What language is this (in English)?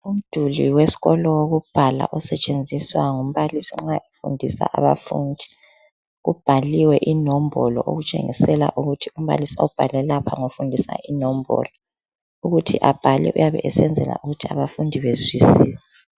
North Ndebele